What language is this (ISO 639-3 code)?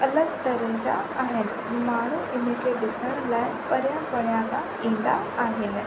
snd